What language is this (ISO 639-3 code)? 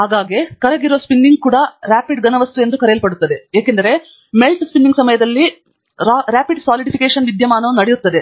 kan